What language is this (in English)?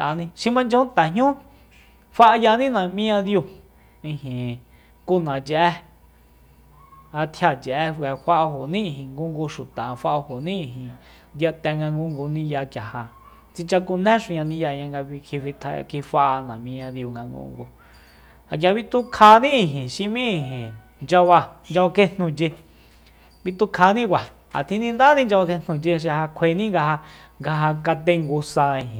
Soyaltepec Mazatec